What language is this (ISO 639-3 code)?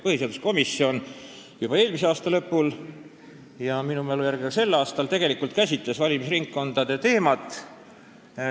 est